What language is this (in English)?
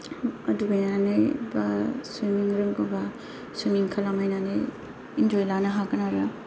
Bodo